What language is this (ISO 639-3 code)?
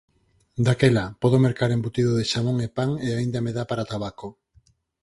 glg